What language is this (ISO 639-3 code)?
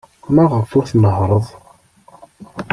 kab